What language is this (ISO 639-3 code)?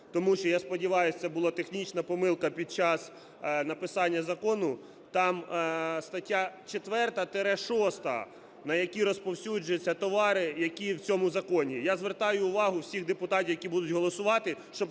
ukr